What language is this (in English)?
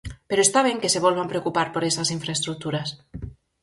Galician